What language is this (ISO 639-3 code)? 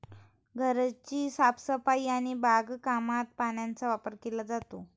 mar